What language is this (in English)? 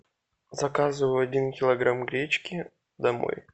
Russian